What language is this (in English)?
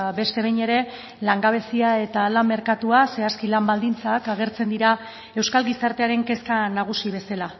Basque